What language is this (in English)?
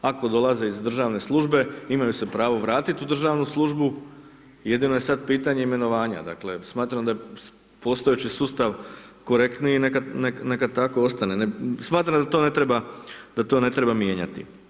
Croatian